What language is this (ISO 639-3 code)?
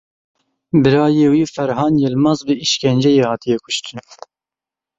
kur